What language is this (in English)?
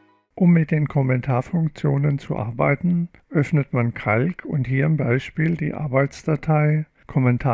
German